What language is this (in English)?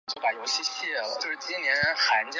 Chinese